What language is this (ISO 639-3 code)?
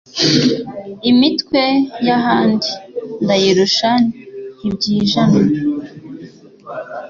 kin